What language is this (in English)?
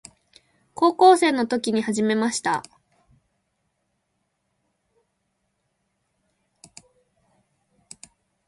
Japanese